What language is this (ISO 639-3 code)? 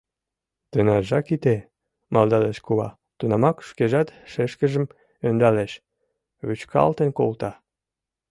chm